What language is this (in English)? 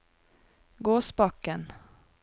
Norwegian